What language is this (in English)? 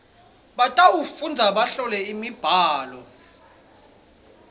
Swati